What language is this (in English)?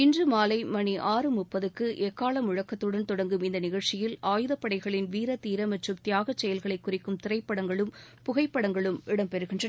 Tamil